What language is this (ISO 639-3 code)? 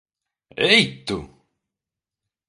lav